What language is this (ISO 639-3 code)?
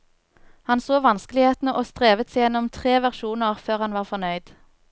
nor